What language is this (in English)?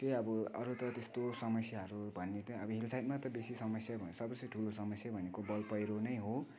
Nepali